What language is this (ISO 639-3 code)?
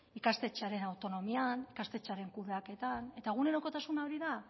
eus